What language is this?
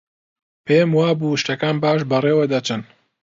Central Kurdish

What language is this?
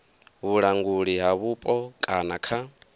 Venda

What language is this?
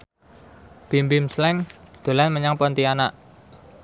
Javanese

